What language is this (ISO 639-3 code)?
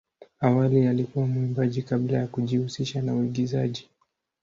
swa